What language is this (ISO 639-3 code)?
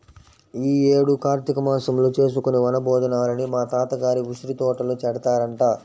tel